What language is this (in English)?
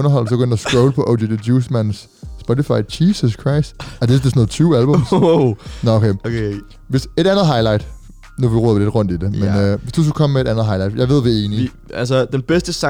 Danish